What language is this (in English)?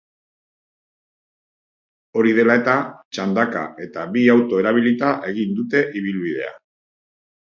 Basque